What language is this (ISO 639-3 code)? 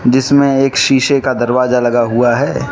hin